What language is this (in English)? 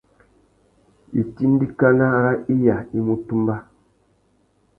Tuki